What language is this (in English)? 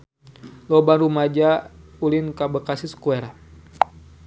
Sundanese